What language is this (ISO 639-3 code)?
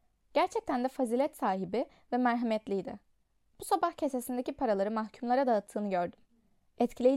tur